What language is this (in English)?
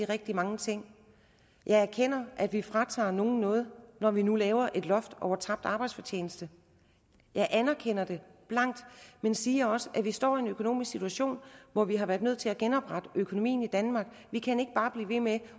Danish